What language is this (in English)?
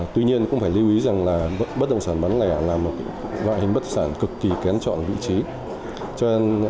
Vietnamese